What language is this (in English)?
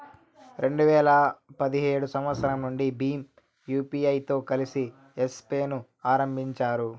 Telugu